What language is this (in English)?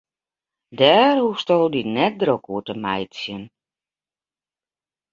Western Frisian